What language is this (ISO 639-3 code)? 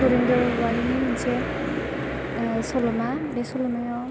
brx